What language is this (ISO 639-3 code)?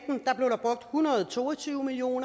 dan